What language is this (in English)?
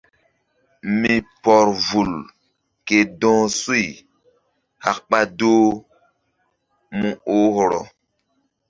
Mbum